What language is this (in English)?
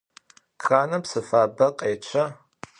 Adyghe